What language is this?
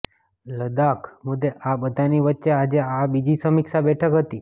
Gujarati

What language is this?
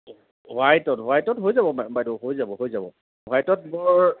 Assamese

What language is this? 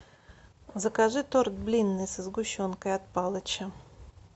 Russian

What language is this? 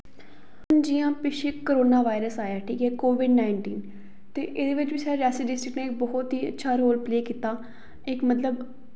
Dogri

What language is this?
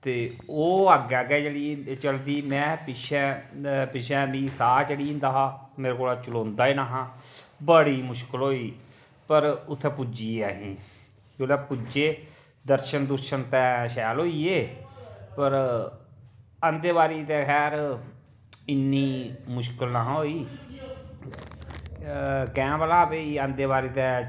Dogri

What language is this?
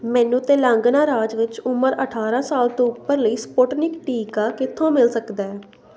Punjabi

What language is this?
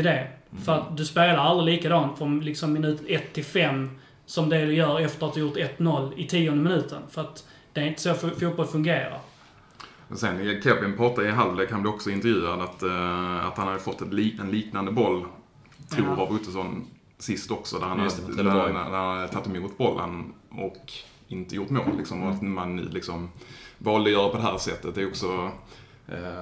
Swedish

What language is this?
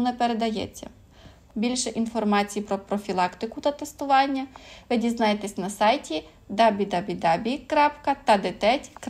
Ukrainian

